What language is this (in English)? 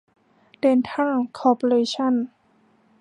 Thai